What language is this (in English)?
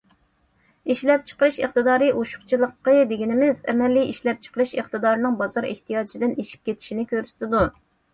Uyghur